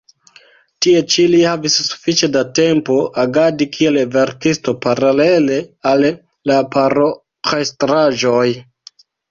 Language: Esperanto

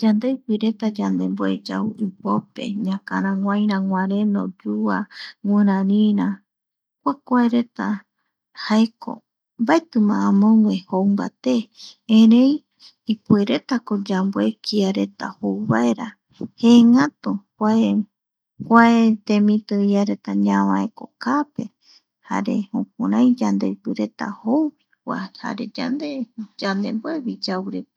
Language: Eastern Bolivian Guaraní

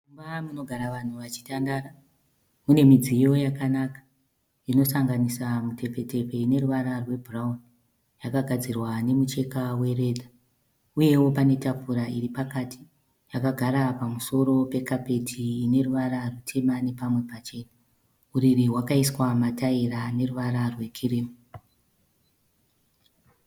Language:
Shona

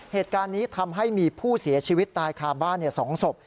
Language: Thai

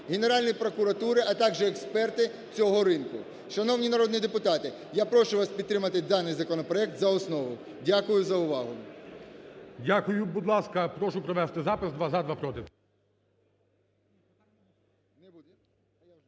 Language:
Ukrainian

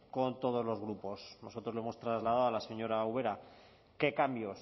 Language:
Spanish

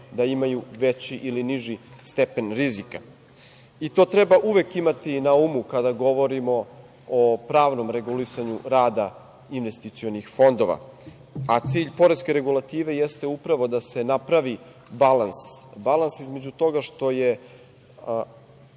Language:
Serbian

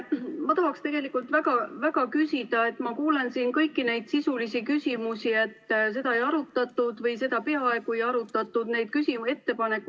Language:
Estonian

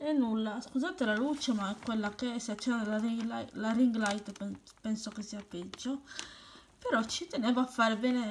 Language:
Italian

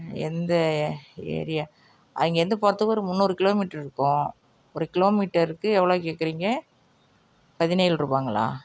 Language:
Tamil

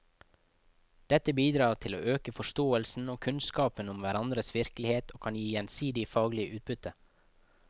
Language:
Norwegian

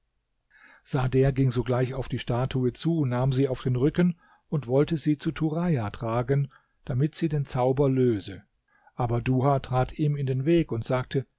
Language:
German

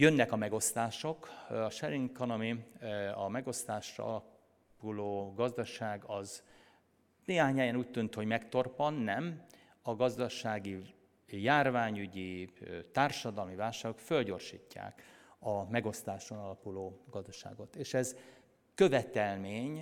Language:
Hungarian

